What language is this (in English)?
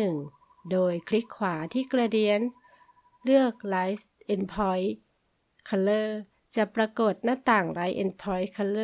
Thai